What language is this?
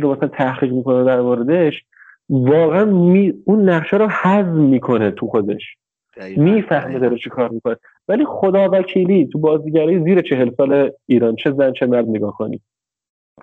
Persian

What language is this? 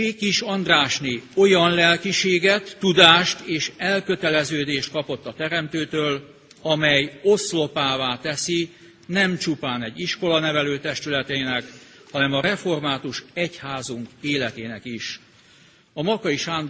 Hungarian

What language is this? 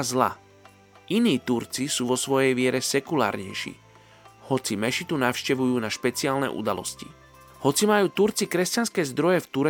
Slovak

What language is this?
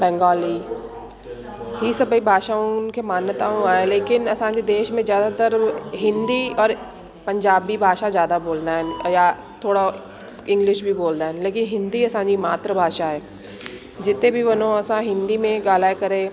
Sindhi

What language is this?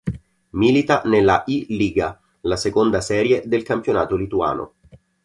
Italian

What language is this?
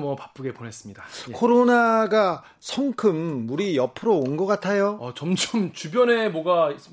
Korean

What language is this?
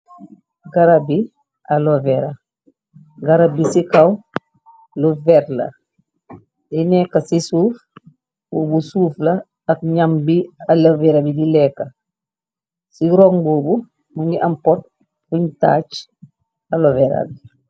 Wolof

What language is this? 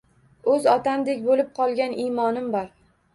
Uzbek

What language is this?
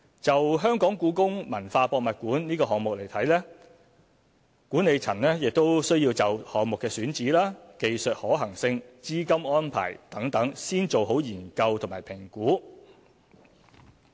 Cantonese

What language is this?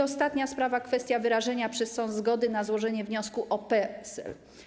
Polish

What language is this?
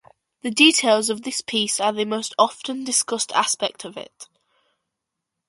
English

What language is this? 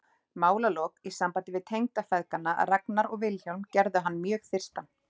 Icelandic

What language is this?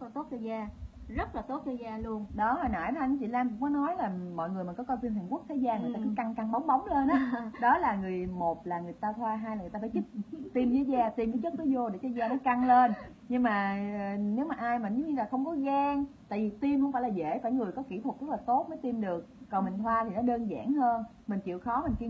Vietnamese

